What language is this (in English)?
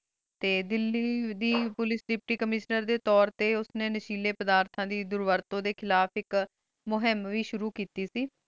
Punjabi